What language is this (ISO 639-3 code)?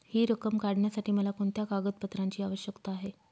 mar